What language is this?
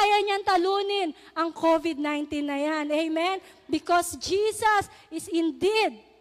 Filipino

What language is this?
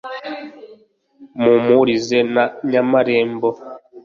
Kinyarwanda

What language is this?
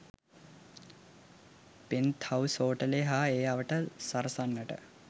Sinhala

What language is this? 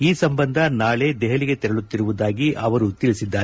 Kannada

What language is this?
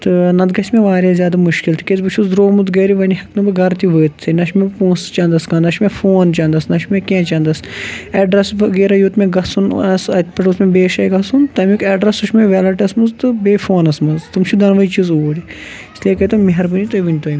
Kashmiri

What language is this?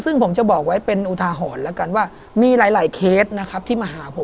Thai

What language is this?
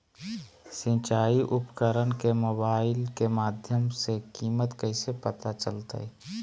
Magahi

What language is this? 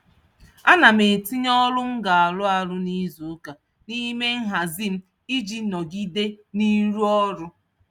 Igbo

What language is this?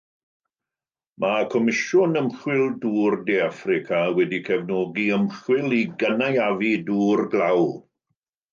Welsh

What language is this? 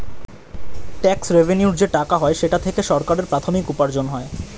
Bangla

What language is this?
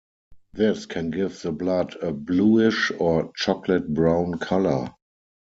English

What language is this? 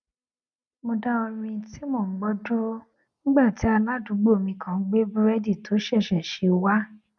Yoruba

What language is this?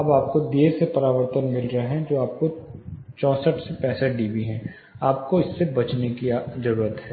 Hindi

